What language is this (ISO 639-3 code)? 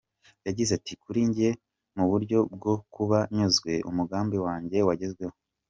kin